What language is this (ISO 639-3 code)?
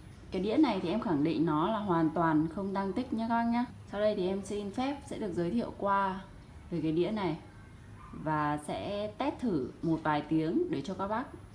vie